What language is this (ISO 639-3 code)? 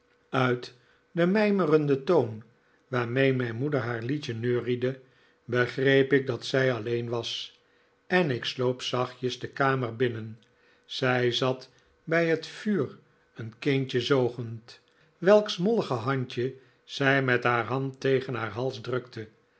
nld